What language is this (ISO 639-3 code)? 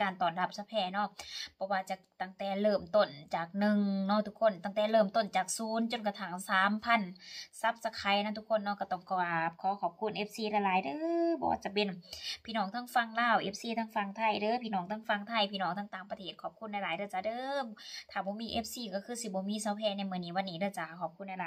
tha